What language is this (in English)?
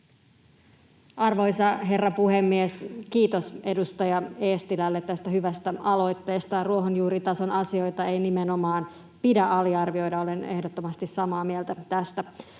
Finnish